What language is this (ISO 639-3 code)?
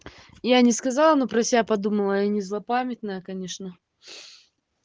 rus